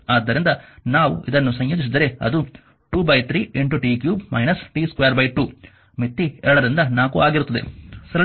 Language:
Kannada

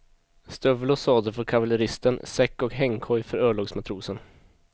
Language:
Swedish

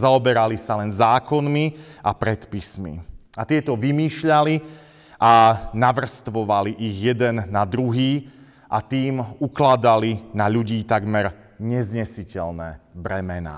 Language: Slovak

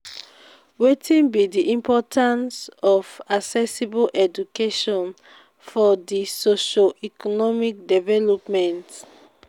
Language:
Nigerian Pidgin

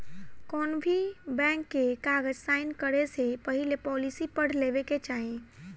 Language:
Bhojpuri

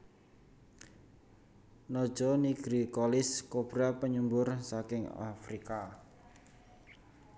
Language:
Javanese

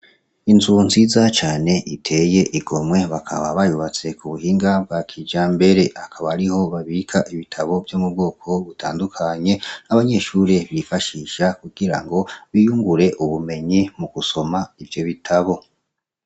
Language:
Rundi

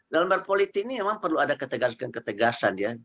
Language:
Indonesian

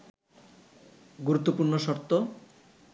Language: Bangla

